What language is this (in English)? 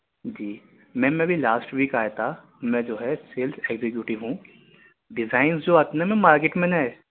Urdu